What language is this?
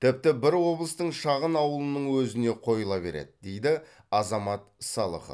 Kazakh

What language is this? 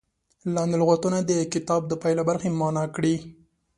Pashto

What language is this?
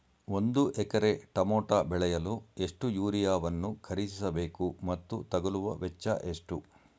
Kannada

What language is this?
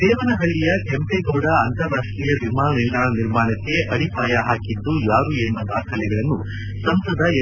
Kannada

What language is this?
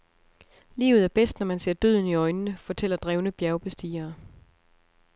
Danish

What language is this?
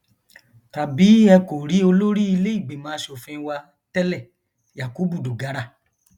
Yoruba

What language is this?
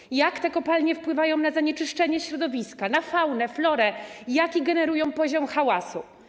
Polish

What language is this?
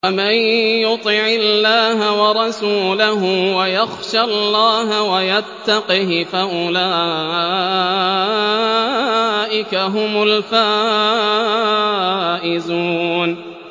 Arabic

